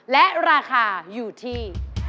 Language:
Thai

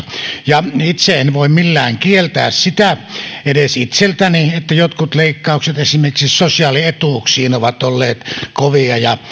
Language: Finnish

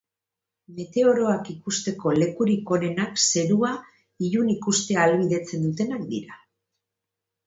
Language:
Basque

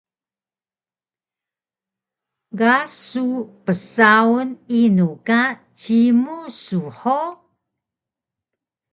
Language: Taroko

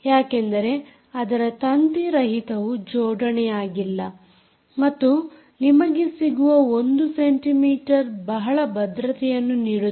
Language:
Kannada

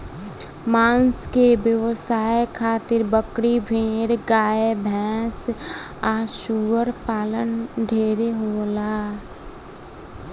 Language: Bhojpuri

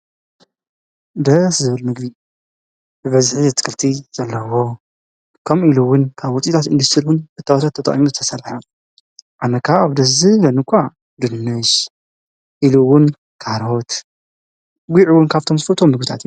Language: Tigrinya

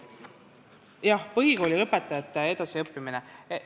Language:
Estonian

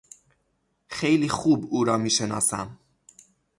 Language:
Persian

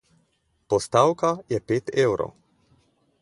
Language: Slovenian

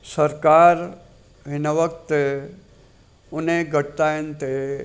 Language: Sindhi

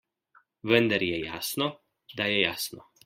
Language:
Slovenian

